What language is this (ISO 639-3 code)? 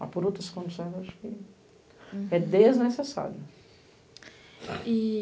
por